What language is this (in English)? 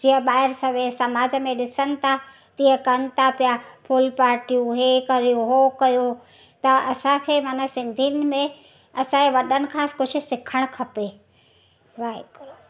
Sindhi